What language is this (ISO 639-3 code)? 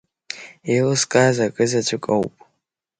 abk